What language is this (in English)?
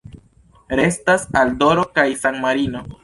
Esperanto